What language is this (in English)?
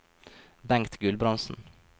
Norwegian